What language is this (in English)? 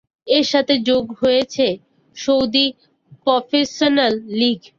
Bangla